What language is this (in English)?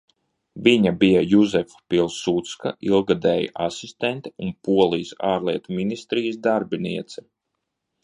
Latvian